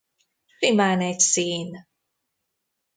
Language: Hungarian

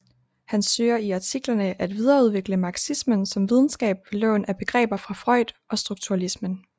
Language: Danish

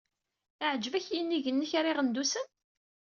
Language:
Kabyle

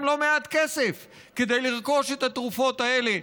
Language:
Hebrew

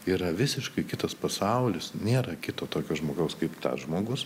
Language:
Lithuanian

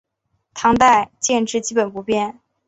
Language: Chinese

